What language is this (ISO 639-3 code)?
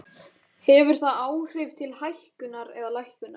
isl